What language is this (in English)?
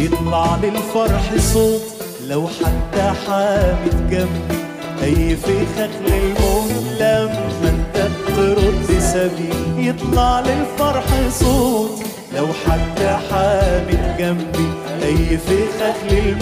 Arabic